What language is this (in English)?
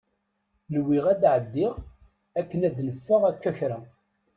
Kabyle